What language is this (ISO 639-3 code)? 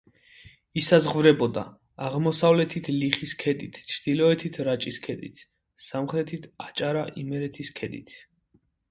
kat